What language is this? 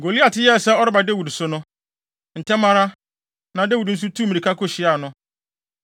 Akan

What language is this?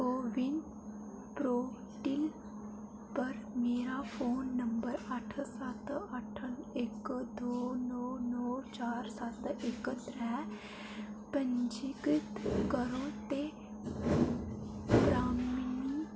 Dogri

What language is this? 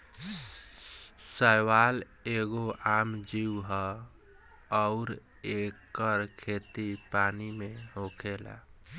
Bhojpuri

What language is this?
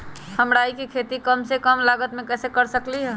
Magahi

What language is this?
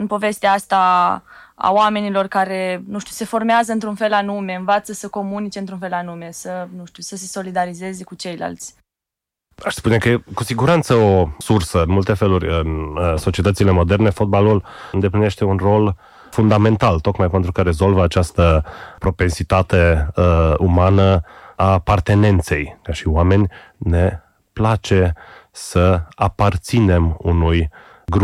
Romanian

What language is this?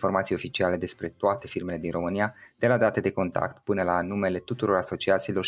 Romanian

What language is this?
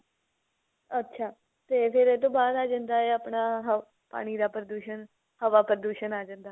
Punjabi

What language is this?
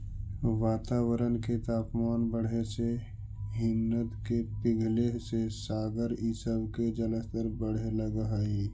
Magahi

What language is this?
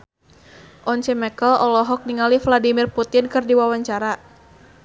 Sundanese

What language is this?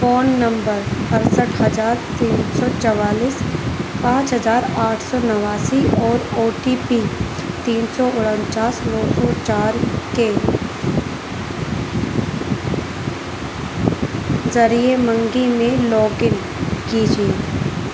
Urdu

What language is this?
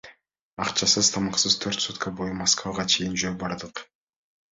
Kyrgyz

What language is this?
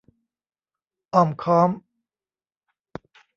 Thai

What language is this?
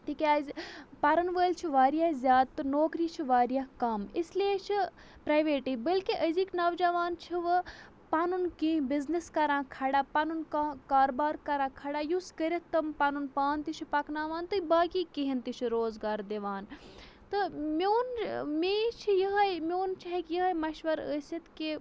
Kashmiri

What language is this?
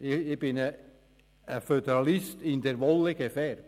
Swiss German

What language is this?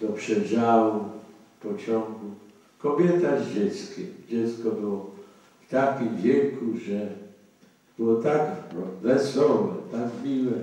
Polish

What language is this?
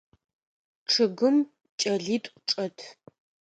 Adyghe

